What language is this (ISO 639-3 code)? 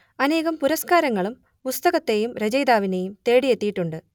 mal